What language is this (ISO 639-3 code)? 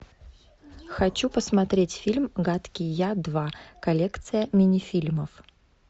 rus